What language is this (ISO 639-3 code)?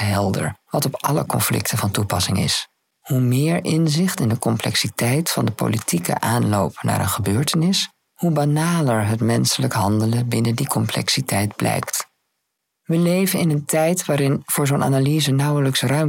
nld